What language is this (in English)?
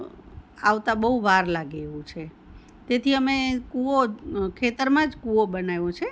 Gujarati